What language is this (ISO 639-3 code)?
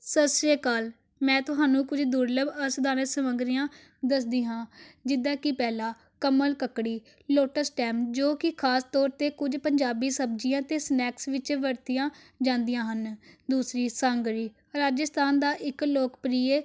pan